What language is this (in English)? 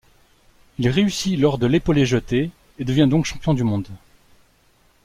French